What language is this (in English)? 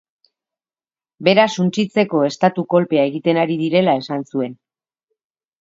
Basque